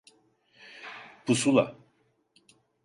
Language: Turkish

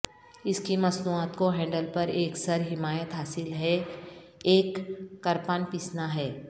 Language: Urdu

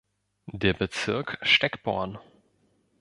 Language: German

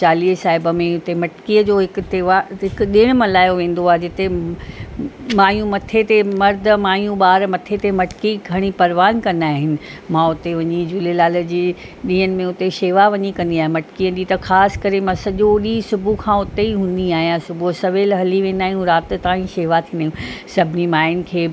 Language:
Sindhi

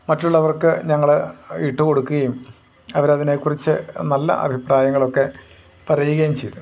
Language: Malayalam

